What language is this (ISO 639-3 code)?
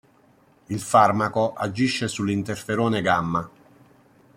ita